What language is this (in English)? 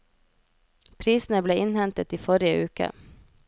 Norwegian